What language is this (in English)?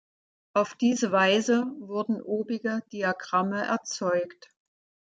German